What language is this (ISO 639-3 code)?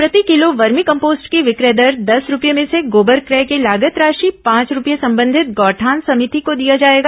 hin